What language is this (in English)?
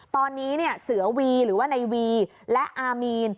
Thai